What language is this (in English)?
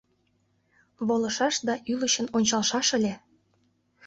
Mari